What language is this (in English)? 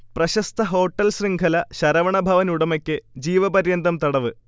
Malayalam